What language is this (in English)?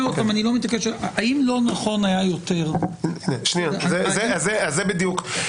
Hebrew